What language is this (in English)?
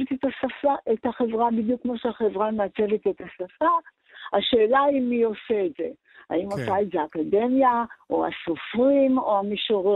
Hebrew